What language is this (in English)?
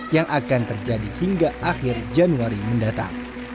Indonesian